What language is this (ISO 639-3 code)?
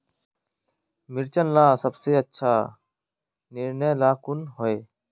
mag